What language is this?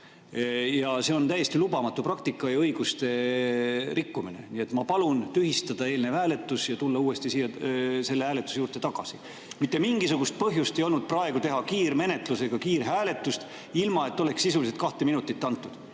Estonian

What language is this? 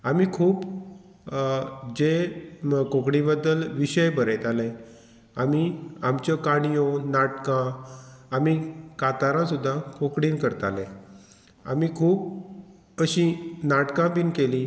Konkani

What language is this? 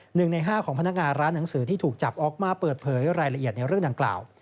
Thai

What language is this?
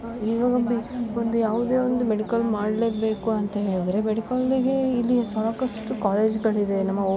Kannada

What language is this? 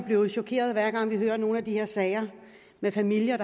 Danish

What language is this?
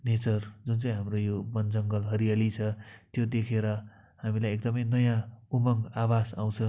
Nepali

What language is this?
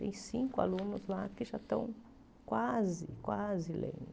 Portuguese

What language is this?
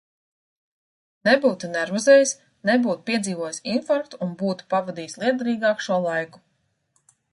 Latvian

